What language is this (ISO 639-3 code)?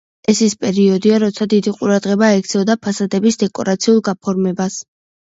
kat